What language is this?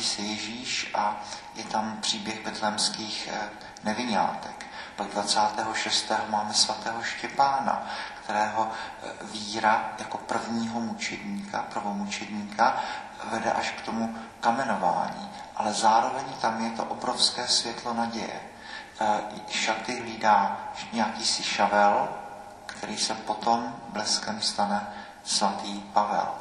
Czech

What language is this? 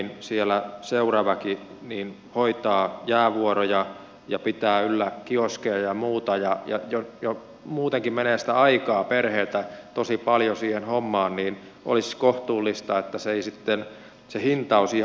Finnish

